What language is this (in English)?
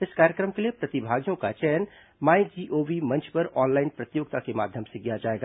Hindi